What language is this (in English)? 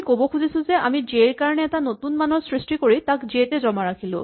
Assamese